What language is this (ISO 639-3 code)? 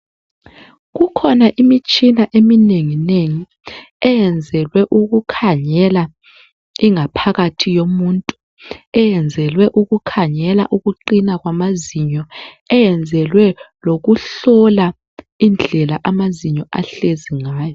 nde